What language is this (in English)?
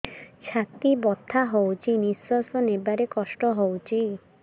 Odia